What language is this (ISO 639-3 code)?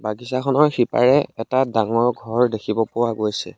asm